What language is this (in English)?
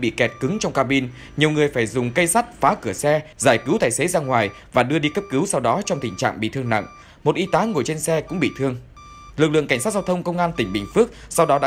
Vietnamese